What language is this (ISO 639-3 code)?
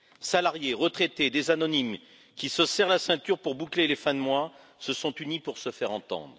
fra